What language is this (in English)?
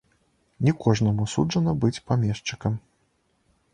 Belarusian